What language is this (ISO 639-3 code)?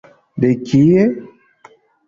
epo